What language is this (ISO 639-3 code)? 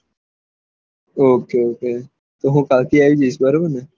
guj